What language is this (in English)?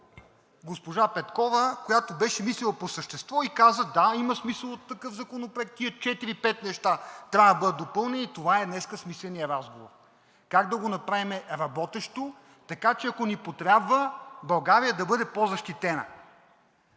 Bulgarian